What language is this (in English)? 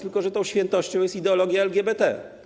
Polish